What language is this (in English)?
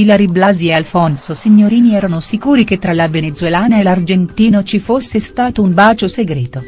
Italian